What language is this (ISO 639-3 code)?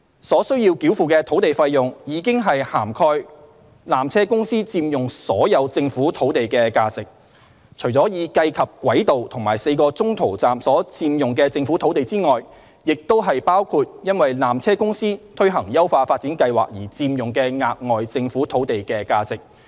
yue